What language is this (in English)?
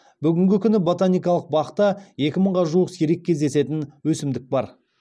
Kazakh